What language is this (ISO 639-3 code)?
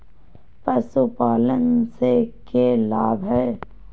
mag